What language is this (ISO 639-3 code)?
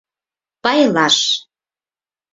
chm